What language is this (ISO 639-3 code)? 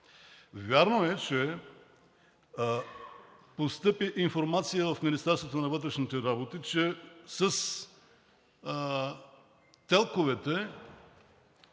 bul